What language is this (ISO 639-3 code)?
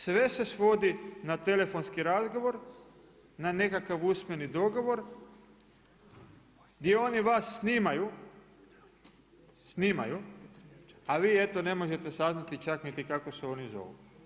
hrv